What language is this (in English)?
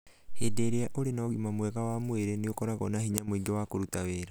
Kikuyu